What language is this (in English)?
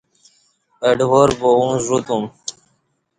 Kati